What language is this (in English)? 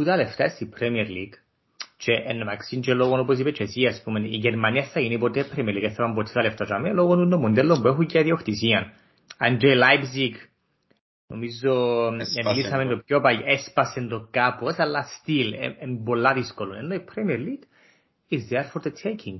Greek